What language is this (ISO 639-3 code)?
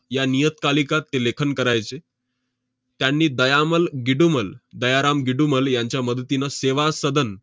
mar